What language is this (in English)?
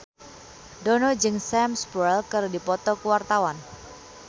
Sundanese